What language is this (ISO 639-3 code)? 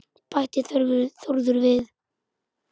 isl